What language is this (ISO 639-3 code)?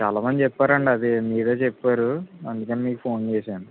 tel